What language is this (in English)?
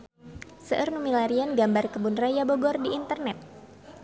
Sundanese